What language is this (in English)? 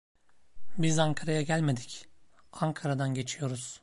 Turkish